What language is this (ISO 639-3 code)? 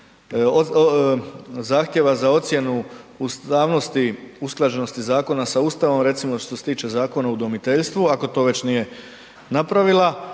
hrv